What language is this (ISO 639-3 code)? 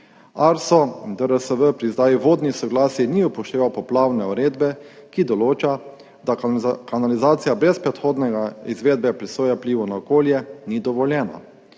slv